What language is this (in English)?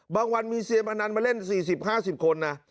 Thai